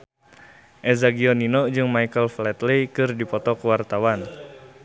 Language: Sundanese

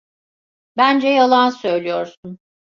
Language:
Turkish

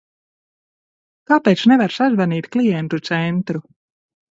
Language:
Latvian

